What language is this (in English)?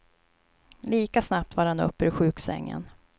Swedish